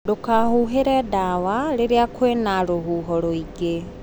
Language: Kikuyu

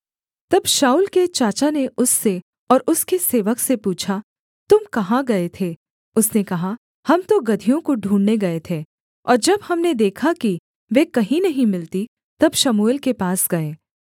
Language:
Hindi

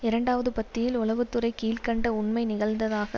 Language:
Tamil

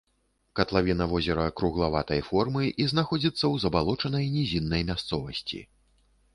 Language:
Belarusian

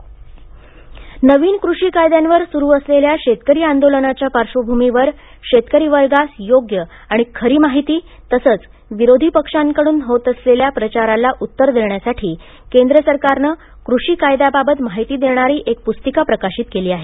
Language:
Marathi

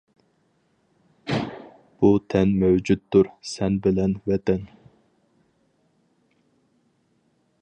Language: Uyghur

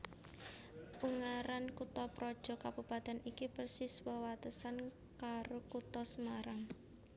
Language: Javanese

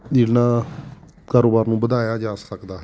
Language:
Punjabi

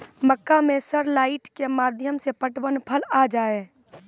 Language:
Maithili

